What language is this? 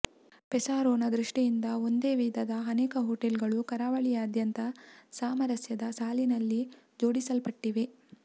Kannada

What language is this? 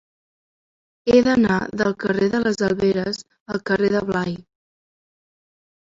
Catalan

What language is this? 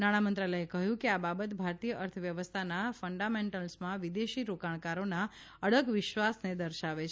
Gujarati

